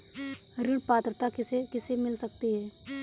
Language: Hindi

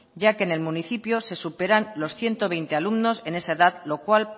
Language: Spanish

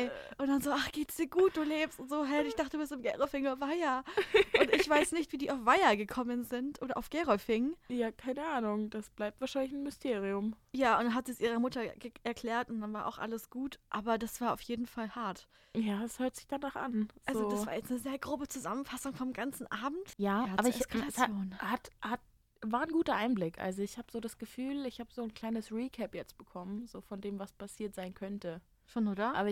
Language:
German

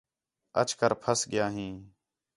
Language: Khetrani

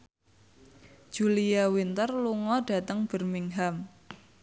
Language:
Javanese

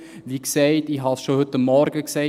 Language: Swiss German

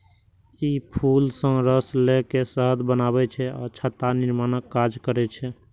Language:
Maithili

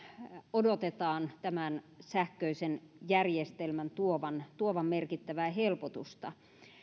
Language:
Finnish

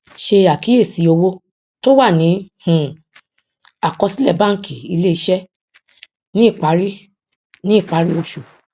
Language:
Yoruba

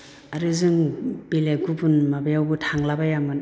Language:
Bodo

